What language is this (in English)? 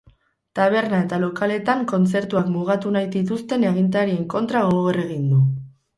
Basque